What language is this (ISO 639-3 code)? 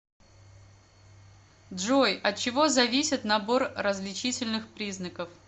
rus